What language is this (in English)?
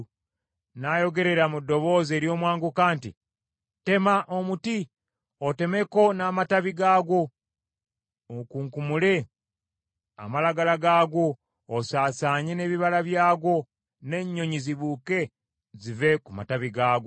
Ganda